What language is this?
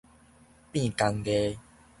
Min Nan Chinese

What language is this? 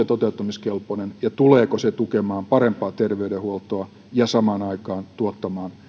Finnish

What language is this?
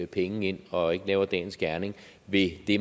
Danish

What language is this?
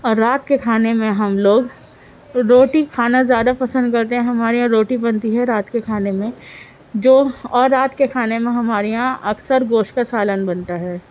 Urdu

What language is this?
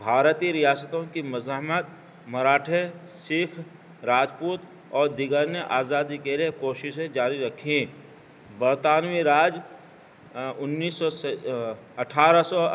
Urdu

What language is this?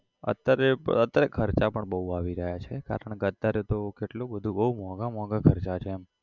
Gujarati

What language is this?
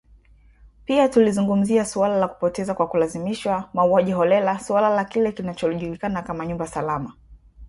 Swahili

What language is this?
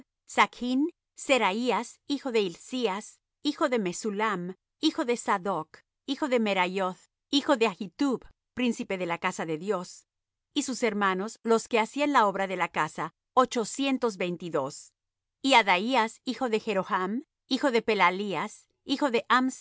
Spanish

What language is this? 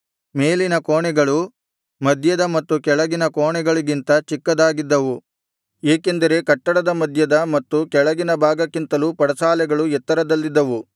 Kannada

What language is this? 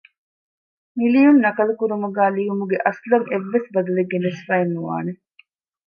Divehi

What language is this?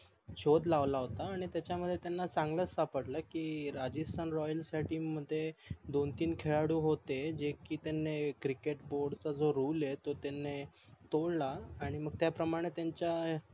Marathi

